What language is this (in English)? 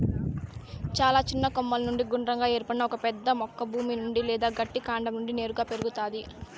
Telugu